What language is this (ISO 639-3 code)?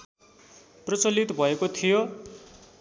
nep